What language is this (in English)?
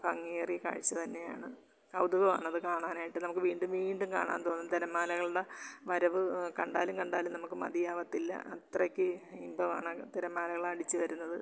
Malayalam